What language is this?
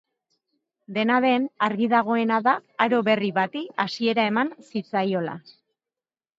Basque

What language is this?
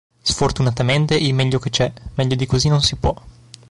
Italian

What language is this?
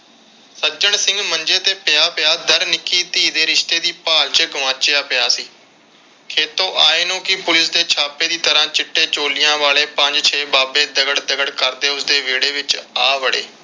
Punjabi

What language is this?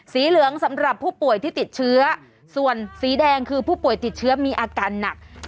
Thai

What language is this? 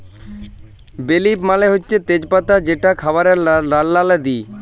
Bangla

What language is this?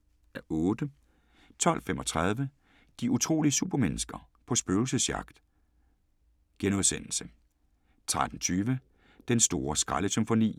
Danish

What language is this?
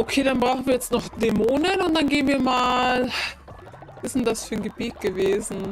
German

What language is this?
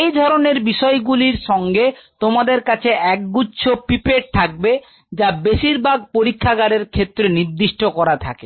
Bangla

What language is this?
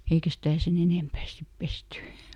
Finnish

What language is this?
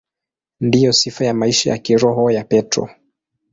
Swahili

